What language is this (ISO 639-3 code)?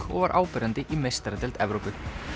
isl